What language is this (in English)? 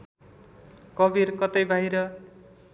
Nepali